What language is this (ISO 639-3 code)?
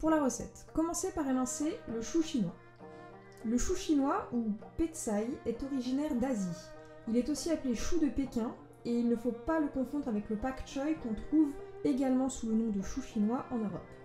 fra